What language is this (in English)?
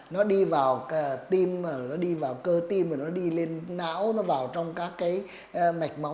Vietnamese